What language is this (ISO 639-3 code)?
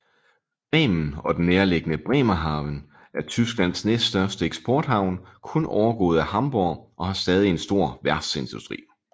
dan